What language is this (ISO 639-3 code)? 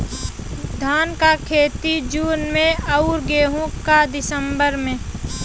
bho